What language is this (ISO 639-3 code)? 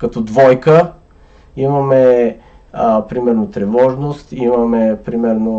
bul